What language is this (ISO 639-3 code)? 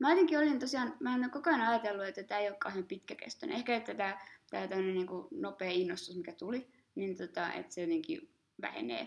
fin